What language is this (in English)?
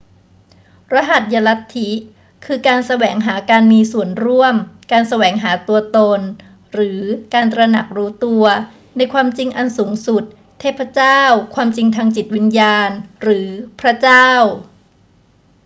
Thai